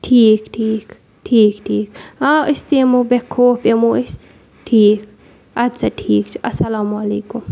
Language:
Kashmiri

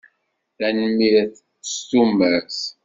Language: Kabyle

